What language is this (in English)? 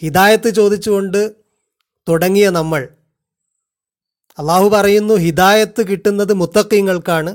Malayalam